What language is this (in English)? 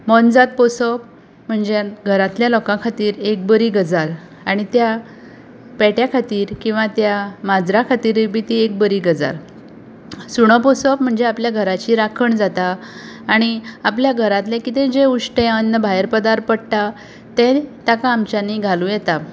Konkani